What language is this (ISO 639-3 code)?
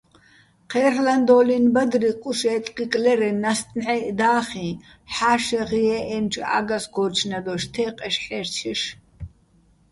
bbl